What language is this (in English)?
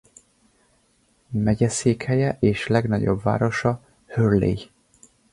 Hungarian